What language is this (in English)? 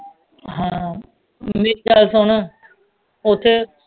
Punjabi